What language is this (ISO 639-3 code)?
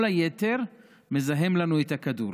heb